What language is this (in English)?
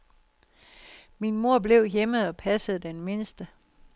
Danish